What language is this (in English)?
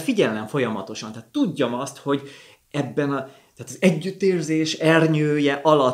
Hungarian